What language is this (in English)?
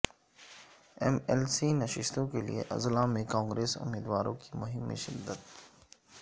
Urdu